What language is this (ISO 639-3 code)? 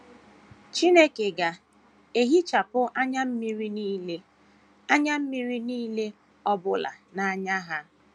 ibo